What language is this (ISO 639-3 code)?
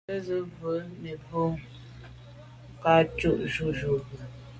byv